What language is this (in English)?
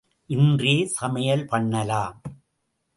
Tamil